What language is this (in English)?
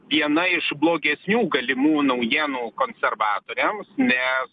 Lithuanian